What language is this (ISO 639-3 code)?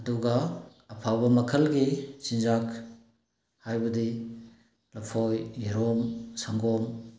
mni